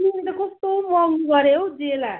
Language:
Nepali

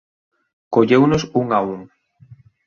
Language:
Galician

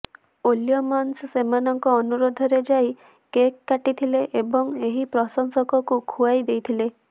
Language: Odia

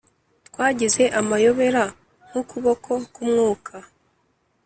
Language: Kinyarwanda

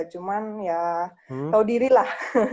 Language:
Indonesian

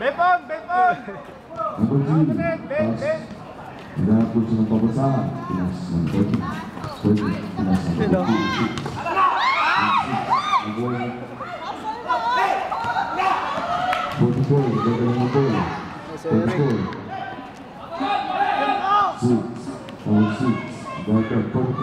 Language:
French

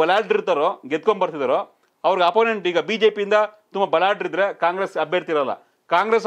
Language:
Romanian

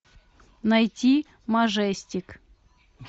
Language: Russian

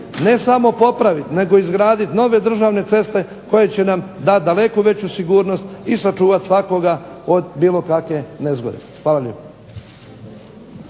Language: Croatian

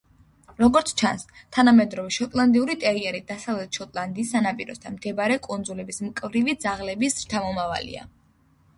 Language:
Georgian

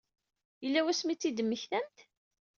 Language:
Kabyle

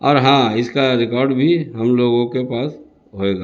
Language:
Urdu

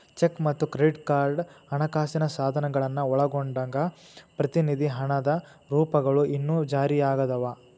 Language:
Kannada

